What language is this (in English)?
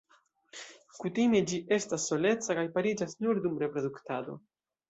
Esperanto